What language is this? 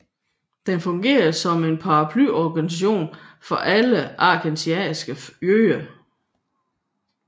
Danish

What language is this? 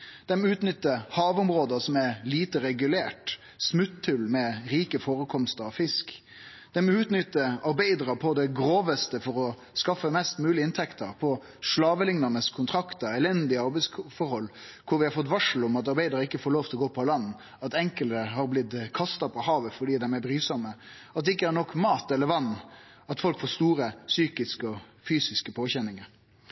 Norwegian Nynorsk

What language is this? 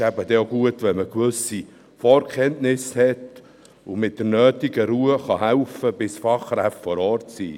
Swiss German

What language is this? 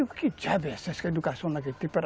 Portuguese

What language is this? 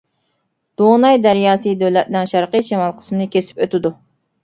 Uyghur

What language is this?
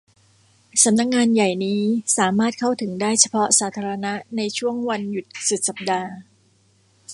Thai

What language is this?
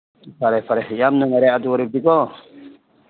Manipuri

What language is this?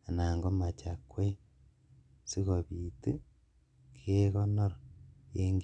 Kalenjin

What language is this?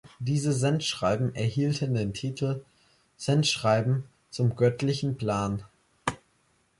German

